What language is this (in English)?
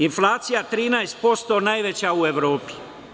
Serbian